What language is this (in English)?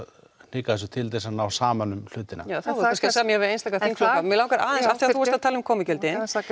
Icelandic